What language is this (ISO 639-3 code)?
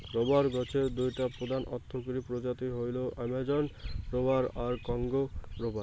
ben